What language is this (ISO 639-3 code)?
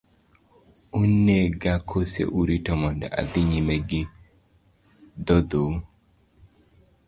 luo